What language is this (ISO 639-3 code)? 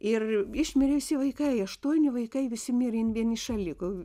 lit